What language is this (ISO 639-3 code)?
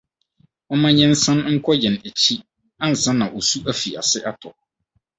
aka